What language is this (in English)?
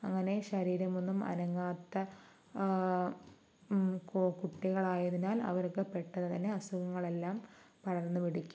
Malayalam